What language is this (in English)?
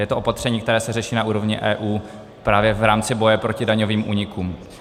Czech